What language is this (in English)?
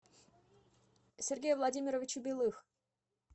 Russian